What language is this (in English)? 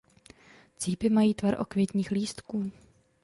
Czech